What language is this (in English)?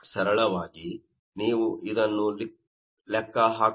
Kannada